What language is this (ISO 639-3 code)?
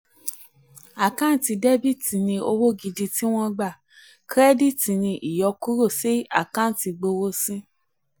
yor